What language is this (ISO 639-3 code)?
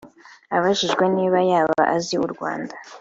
kin